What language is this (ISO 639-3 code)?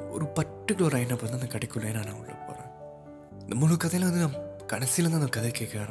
tam